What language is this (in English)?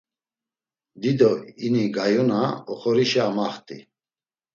Laz